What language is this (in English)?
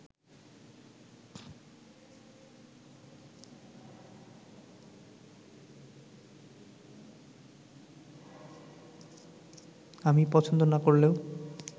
Bangla